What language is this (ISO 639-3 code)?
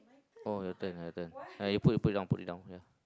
eng